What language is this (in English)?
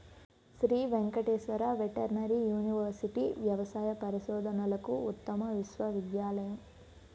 Telugu